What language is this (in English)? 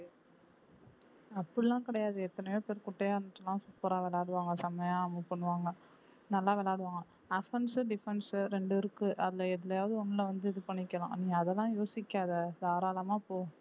Tamil